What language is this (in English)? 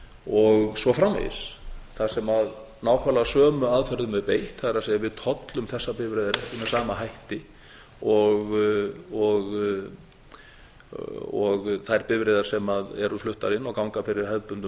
Icelandic